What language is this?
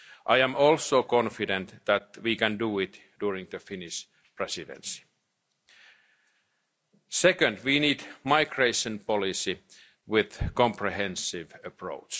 English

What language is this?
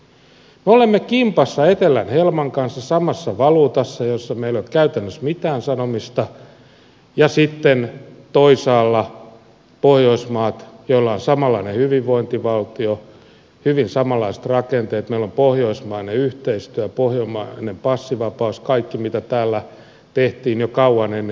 Finnish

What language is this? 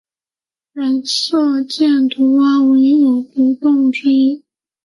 Chinese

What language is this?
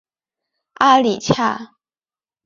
Chinese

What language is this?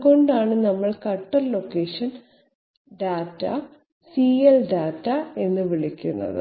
Malayalam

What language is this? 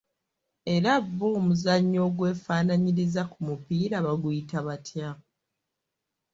Ganda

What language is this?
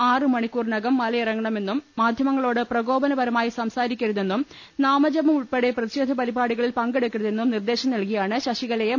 Malayalam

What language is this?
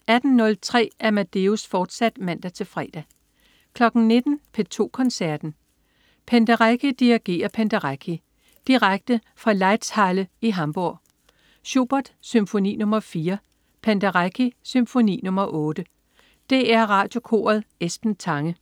Danish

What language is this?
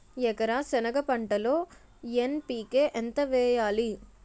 Telugu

